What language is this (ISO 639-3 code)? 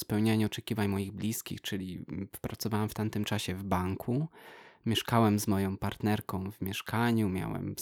pol